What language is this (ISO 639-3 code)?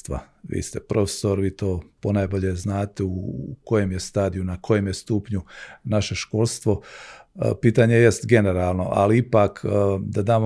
hrv